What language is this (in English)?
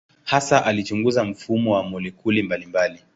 Swahili